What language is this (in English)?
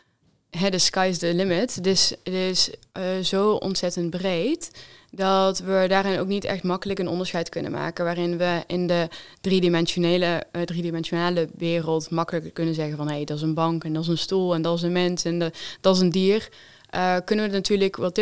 Dutch